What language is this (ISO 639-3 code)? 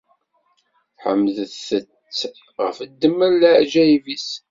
kab